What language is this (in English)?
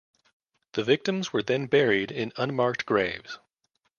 English